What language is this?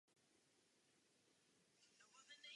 Czech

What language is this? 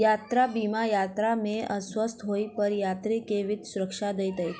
Maithili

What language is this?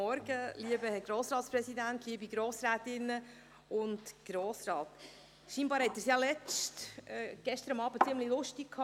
Swiss German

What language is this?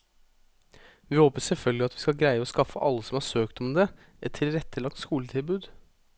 Norwegian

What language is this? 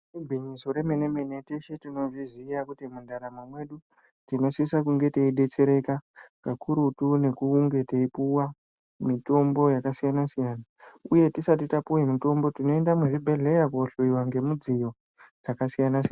Ndau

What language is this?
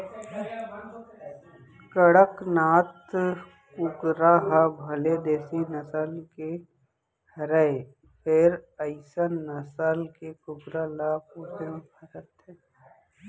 Chhattisgarhi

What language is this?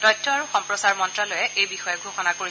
Assamese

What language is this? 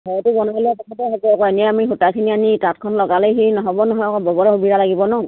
Assamese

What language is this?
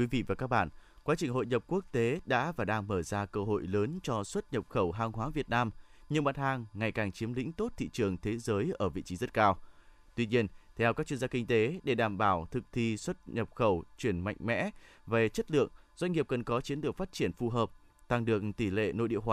Vietnamese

